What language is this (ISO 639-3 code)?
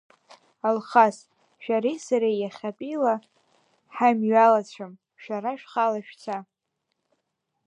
abk